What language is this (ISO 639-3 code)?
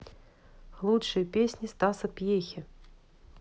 rus